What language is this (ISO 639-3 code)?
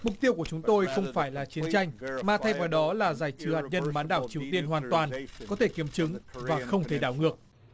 vie